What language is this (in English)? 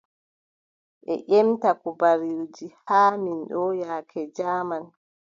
Adamawa Fulfulde